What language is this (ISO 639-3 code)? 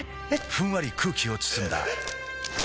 jpn